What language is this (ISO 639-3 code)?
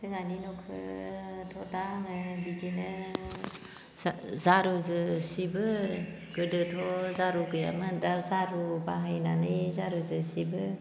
brx